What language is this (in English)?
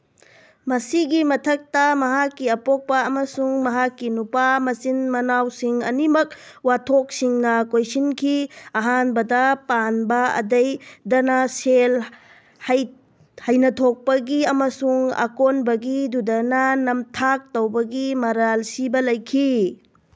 Manipuri